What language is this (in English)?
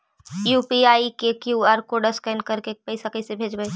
Magahi